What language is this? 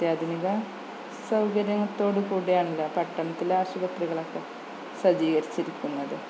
Malayalam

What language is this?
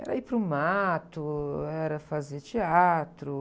Portuguese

